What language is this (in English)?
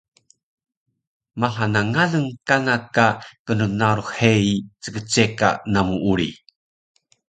Taroko